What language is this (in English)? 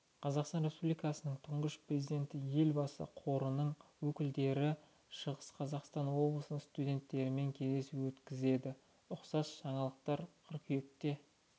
Kazakh